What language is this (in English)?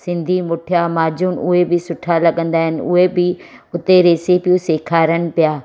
Sindhi